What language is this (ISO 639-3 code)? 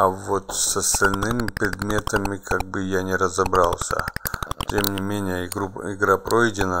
rus